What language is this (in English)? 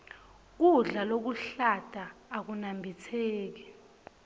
Swati